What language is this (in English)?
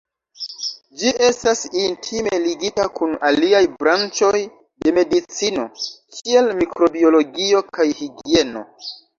Esperanto